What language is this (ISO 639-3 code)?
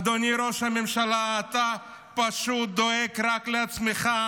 heb